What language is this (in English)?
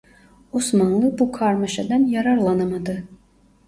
Turkish